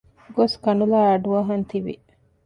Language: Divehi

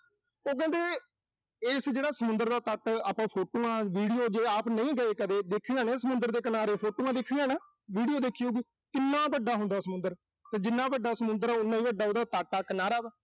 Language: Punjabi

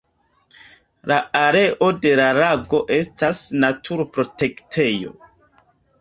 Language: Esperanto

